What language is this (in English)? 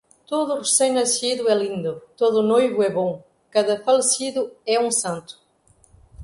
Portuguese